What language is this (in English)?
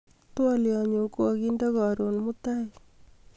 Kalenjin